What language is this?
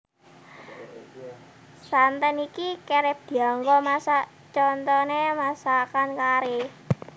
Javanese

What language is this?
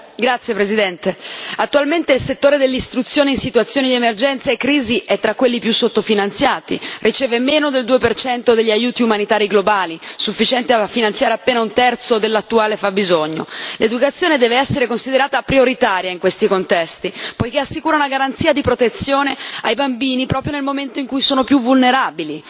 Italian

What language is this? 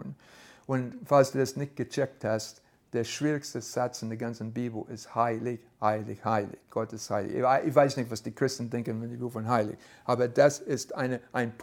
German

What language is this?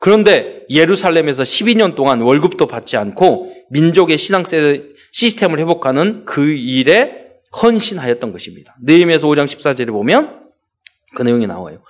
Korean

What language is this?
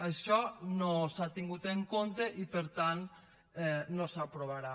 Catalan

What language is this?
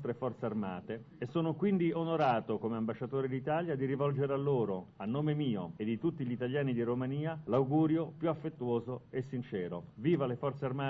Italian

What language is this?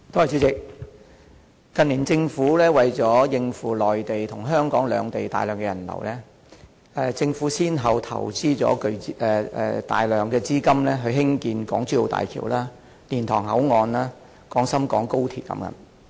Cantonese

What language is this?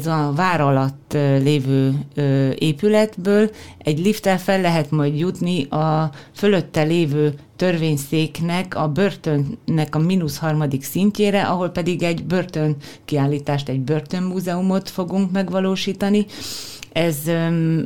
Hungarian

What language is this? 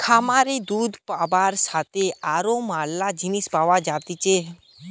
Bangla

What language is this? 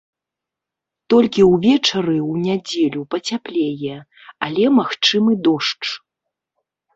Belarusian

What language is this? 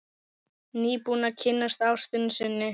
Icelandic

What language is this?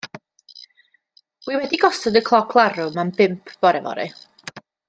Welsh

